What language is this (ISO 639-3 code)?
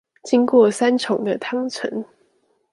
zho